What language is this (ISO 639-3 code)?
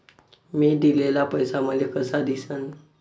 mar